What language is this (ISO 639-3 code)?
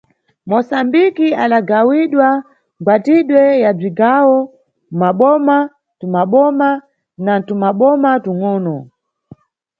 nyu